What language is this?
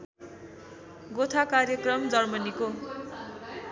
Nepali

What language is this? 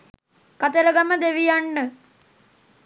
Sinhala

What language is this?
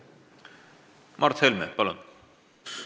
Estonian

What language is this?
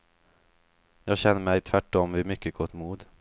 Swedish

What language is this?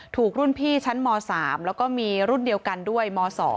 Thai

